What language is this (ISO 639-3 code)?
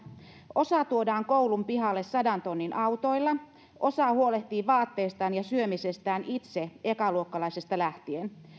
fin